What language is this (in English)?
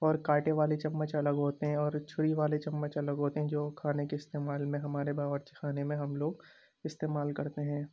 Urdu